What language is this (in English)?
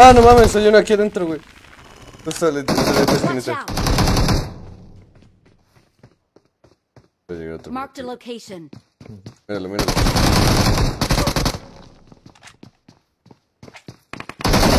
Spanish